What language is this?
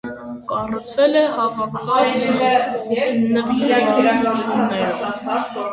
Armenian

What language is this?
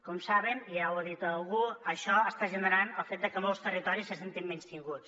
Catalan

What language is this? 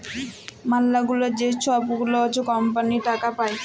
Bangla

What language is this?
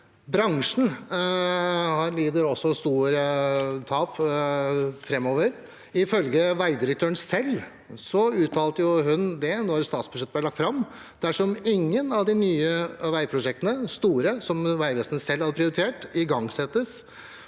Norwegian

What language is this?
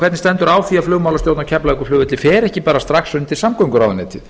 Icelandic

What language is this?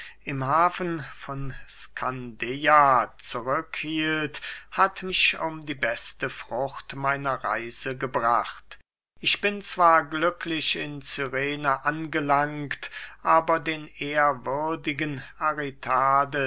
German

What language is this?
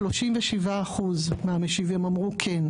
Hebrew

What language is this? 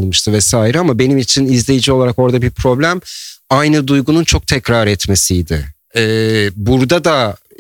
Turkish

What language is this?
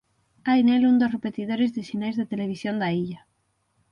Galician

